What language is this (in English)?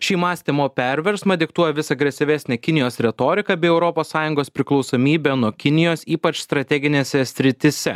Lithuanian